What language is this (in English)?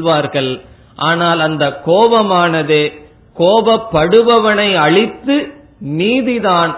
Tamil